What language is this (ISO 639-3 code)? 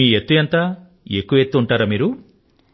tel